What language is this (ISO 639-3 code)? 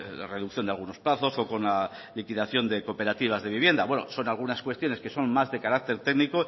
spa